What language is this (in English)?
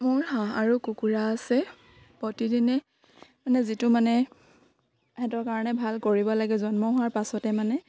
Assamese